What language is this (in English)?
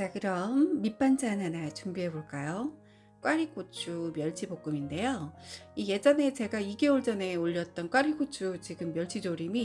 Korean